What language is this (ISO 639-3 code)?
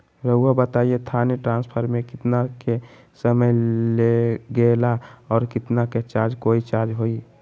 mag